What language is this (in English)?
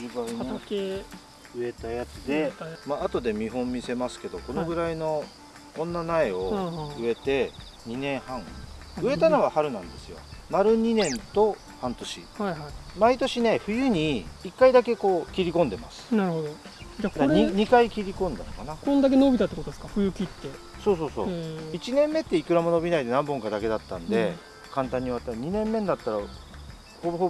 Japanese